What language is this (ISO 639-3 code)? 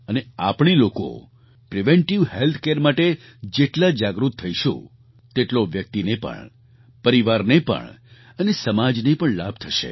guj